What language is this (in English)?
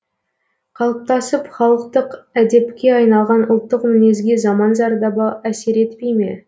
Kazakh